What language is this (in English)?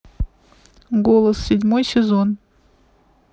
Russian